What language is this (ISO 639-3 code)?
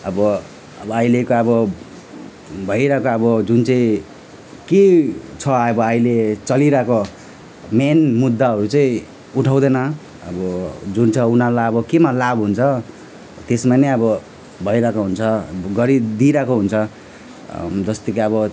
nep